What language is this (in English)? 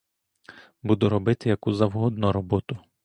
Ukrainian